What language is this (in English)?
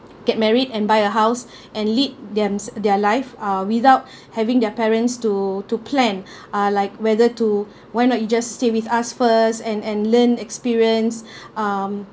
English